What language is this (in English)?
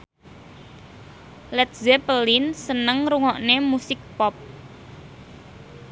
Javanese